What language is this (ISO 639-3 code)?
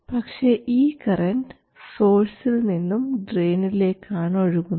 mal